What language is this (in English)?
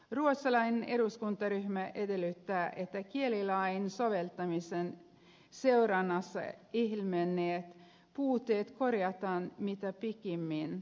Finnish